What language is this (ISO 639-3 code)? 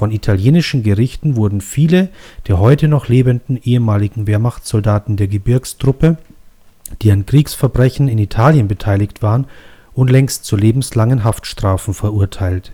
deu